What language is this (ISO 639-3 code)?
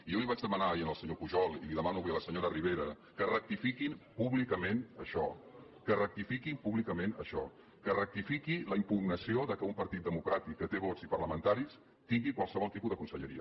cat